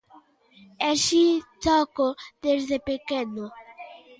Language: Galician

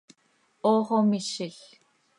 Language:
Seri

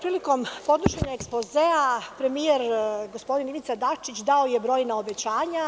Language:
Serbian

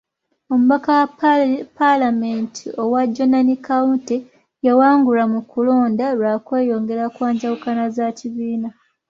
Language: Ganda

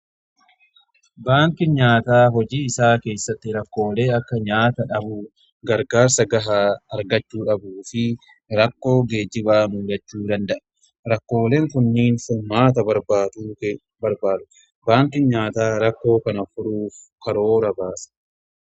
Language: Oromo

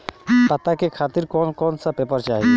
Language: Bhojpuri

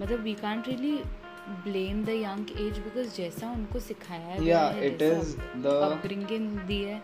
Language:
Hindi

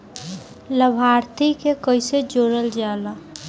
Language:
Bhojpuri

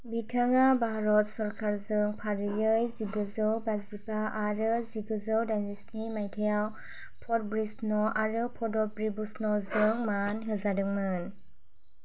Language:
Bodo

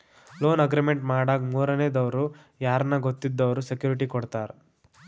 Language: Kannada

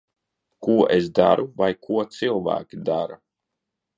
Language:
Latvian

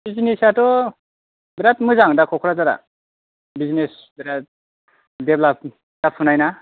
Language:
Bodo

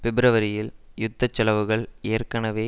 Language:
Tamil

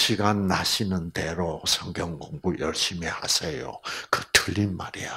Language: Korean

